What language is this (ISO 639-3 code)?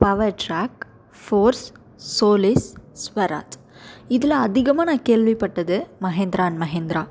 tam